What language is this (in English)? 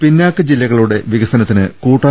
Malayalam